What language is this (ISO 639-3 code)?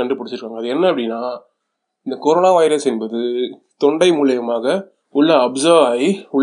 tam